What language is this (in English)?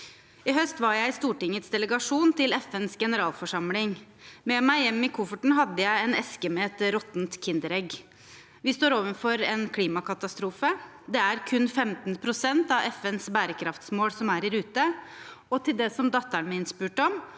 Norwegian